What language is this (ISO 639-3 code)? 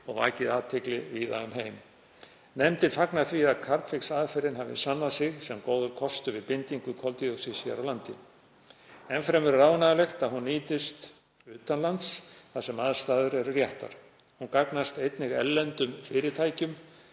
isl